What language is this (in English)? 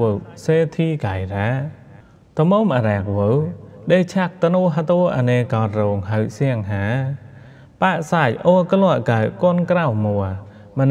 Thai